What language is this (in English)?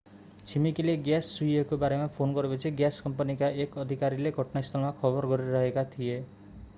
Nepali